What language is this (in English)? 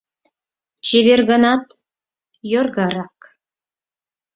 Mari